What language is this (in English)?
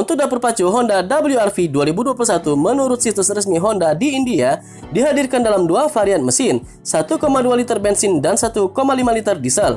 Indonesian